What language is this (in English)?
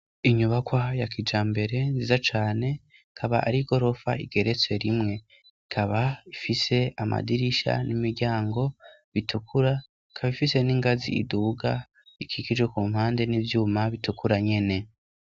Rundi